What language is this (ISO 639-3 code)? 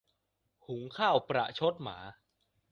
tha